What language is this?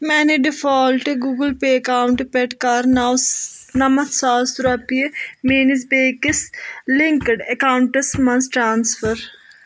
Kashmiri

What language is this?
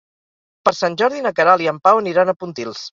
Catalan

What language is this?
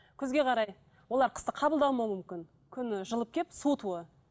Kazakh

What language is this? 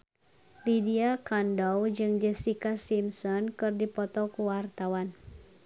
Sundanese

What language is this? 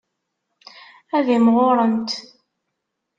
Kabyle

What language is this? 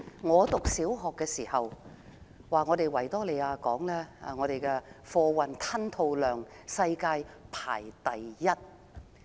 Cantonese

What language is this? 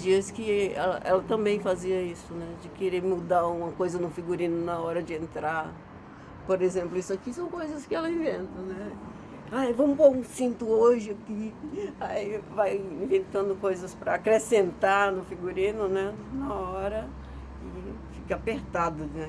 Portuguese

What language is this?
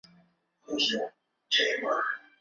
Chinese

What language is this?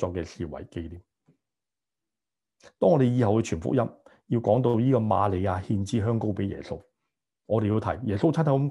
Chinese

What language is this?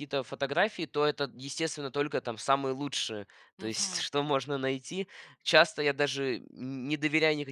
Russian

